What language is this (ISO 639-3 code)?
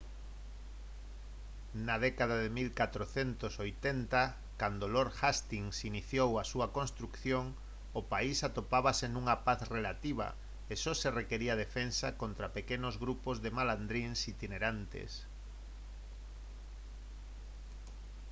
glg